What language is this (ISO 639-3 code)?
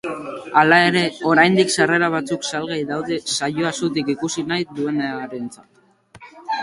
eus